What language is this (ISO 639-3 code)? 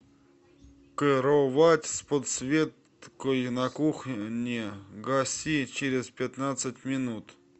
rus